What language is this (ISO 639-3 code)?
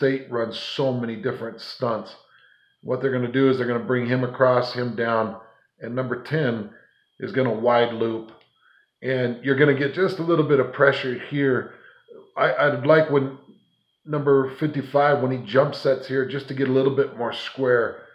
eng